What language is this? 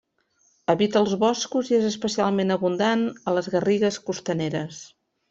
Catalan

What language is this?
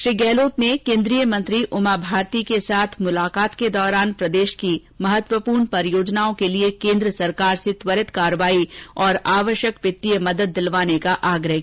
Hindi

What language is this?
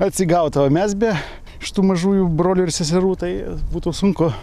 Lithuanian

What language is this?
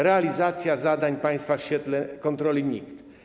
Polish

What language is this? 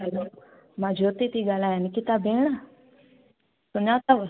Sindhi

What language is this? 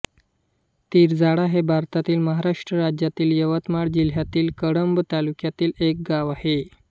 Marathi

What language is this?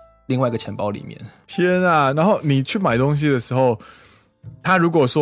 Chinese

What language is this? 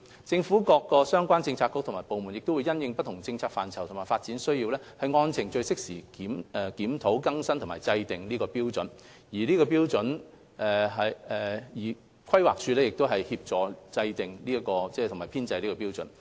Cantonese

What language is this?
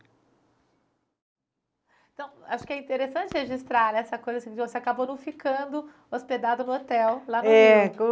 Portuguese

